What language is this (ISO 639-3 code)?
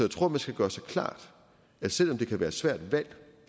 dan